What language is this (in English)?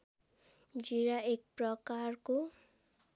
Nepali